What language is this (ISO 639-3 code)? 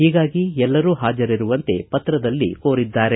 kan